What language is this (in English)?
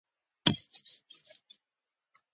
Pashto